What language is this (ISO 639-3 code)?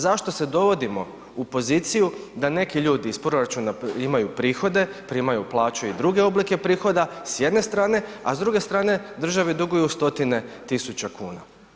hrv